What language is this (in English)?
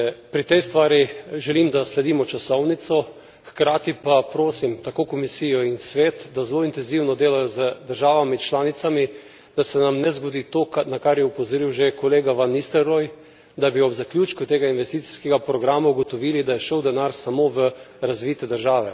Slovenian